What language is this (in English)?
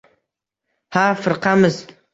Uzbek